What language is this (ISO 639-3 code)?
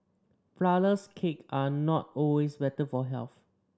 eng